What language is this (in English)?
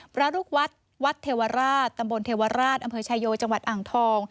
Thai